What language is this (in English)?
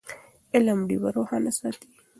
Pashto